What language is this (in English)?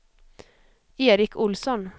Swedish